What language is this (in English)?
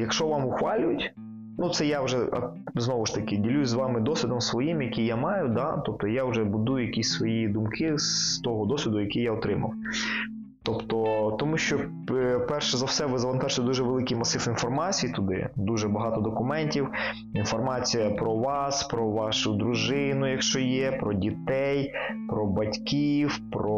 Ukrainian